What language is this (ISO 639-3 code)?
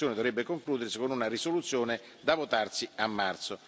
ita